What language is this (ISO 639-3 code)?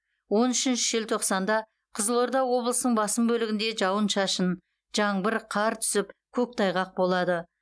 kaz